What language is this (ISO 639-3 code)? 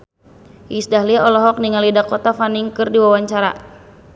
sun